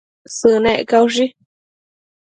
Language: Matsés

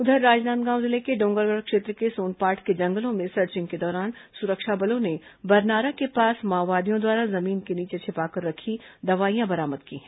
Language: Hindi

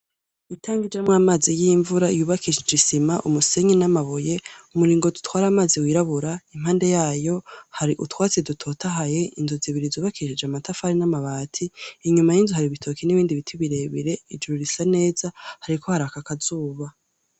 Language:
Rundi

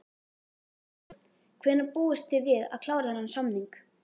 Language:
Icelandic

